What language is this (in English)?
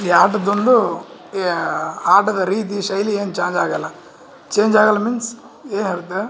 Kannada